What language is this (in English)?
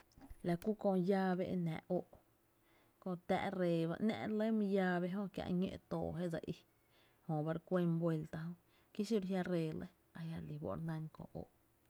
Tepinapa Chinantec